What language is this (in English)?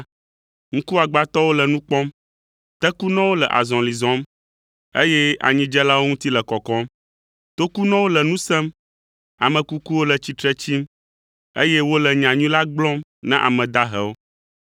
Ewe